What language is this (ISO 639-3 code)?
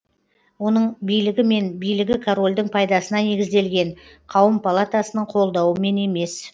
kaz